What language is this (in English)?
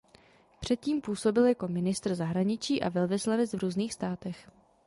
Czech